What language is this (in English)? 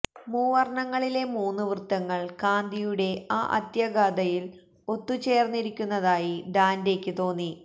Malayalam